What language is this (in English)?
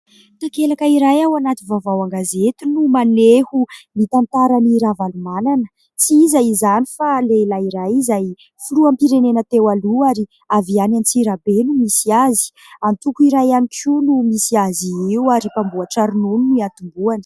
Malagasy